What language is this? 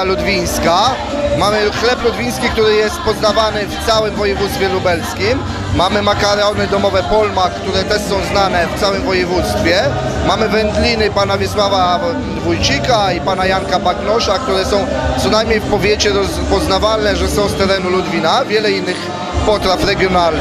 Polish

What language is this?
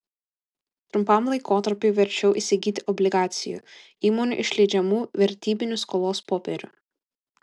Lithuanian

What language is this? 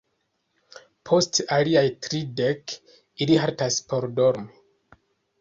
Esperanto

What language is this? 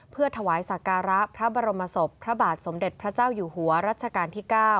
Thai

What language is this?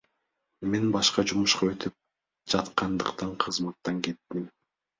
Kyrgyz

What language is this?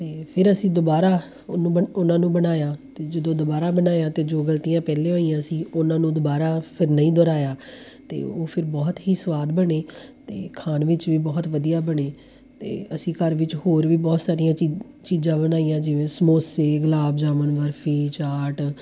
Punjabi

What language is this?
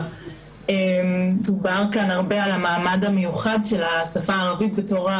Hebrew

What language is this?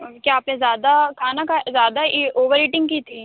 Urdu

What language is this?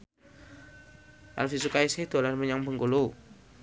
Javanese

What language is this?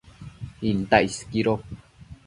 Matsés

